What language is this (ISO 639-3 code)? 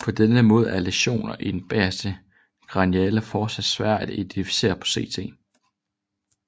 dan